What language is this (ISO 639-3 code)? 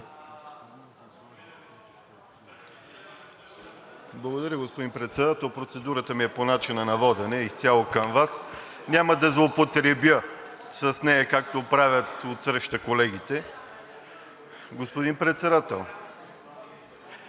bul